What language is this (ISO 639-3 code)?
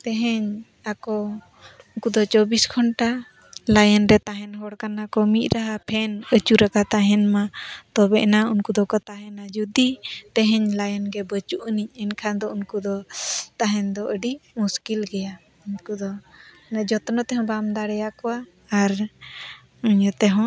sat